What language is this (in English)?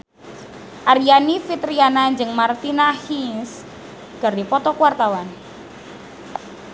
Sundanese